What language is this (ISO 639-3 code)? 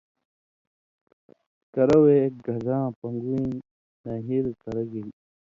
mvy